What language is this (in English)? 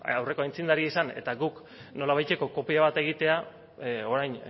Basque